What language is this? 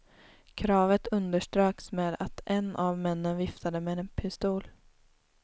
Swedish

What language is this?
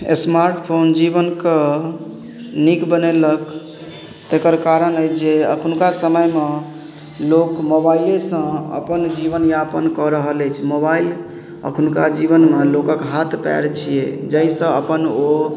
Maithili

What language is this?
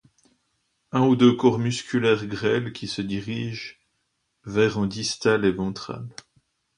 French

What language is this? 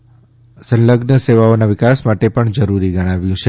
Gujarati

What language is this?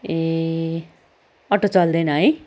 Nepali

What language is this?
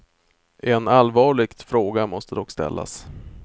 Swedish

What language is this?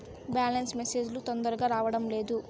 Telugu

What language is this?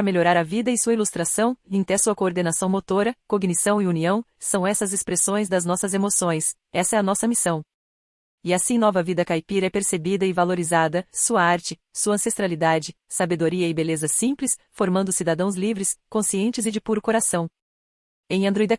Portuguese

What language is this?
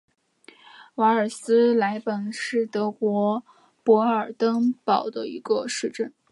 Chinese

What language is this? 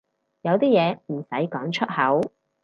Cantonese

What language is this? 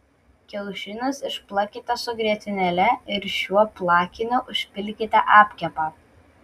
Lithuanian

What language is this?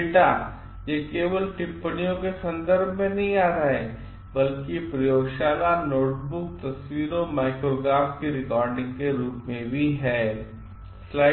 Hindi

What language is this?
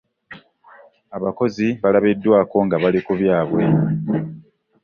Ganda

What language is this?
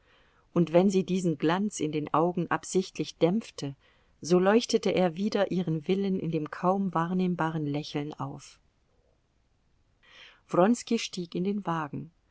German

